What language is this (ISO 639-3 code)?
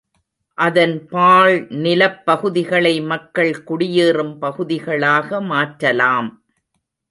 tam